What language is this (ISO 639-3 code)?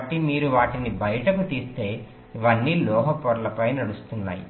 tel